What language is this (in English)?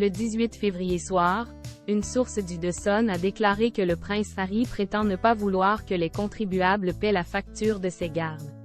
French